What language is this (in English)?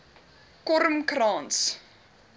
Afrikaans